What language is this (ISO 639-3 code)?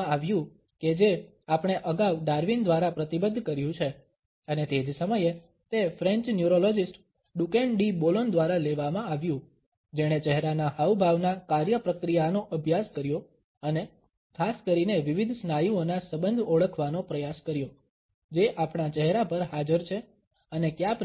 guj